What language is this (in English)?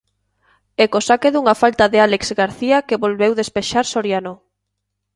Galician